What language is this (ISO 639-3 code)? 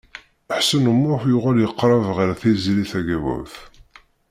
kab